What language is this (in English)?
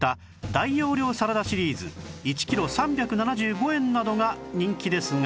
Japanese